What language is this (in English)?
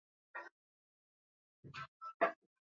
Swahili